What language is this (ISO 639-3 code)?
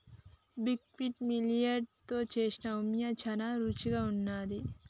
tel